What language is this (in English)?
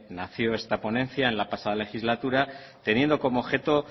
Spanish